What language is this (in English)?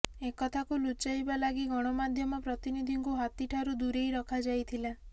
Odia